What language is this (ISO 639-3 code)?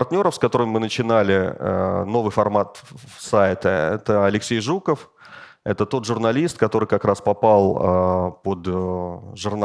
rus